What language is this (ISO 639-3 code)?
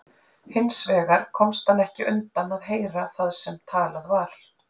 isl